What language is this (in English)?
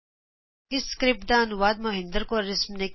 Punjabi